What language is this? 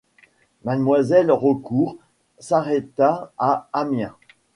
French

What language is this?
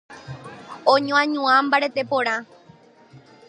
Guarani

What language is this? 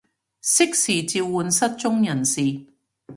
Cantonese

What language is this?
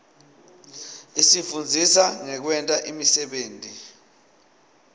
Swati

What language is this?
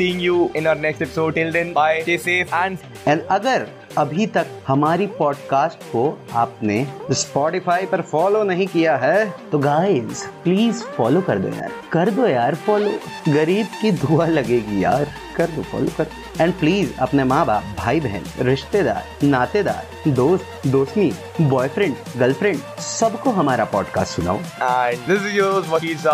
Hindi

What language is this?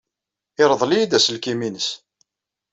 Kabyle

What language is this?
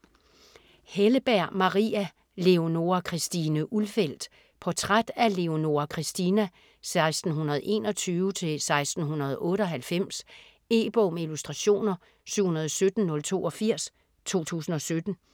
Danish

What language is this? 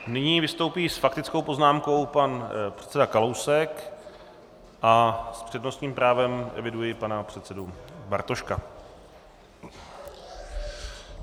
Czech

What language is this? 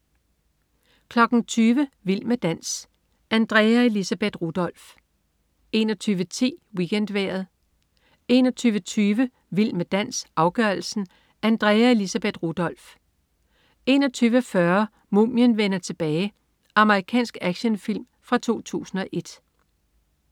Danish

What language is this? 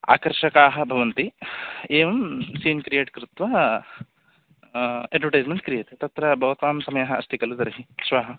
Sanskrit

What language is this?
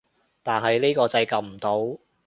Cantonese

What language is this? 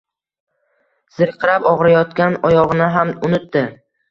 Uzbek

